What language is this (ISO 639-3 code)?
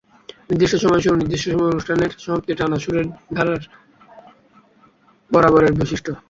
ben